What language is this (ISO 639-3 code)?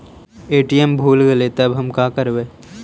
mag